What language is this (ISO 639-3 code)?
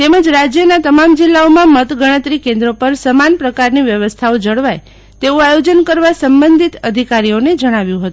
guj